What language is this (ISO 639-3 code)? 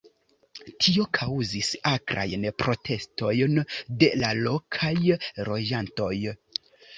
epo